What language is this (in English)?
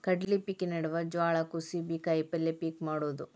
Kannada